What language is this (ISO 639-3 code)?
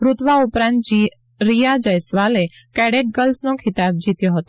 guj